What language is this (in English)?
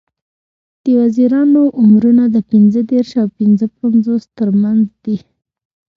Pashto